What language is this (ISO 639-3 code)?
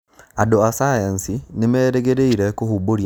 kik